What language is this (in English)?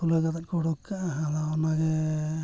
Santali